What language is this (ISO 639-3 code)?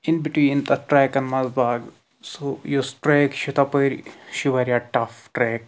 kas